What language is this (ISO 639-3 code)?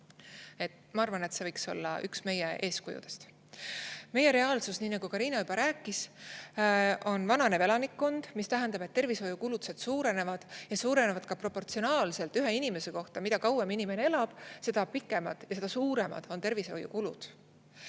est